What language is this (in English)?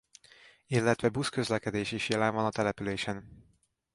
Hungarian